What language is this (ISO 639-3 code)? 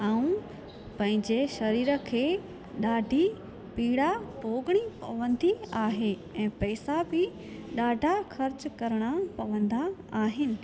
snd